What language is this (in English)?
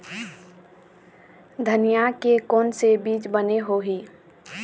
Chhattisgarhi